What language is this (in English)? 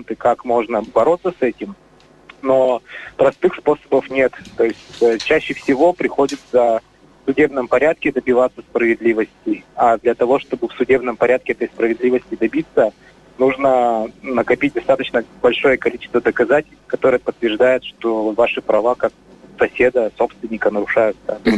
Russian